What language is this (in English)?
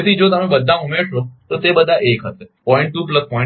Gujarati